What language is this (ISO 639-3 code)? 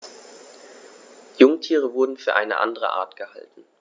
deu